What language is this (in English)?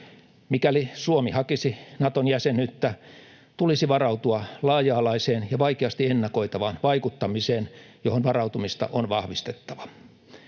Finnish